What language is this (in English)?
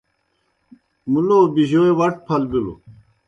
Kohistani Shina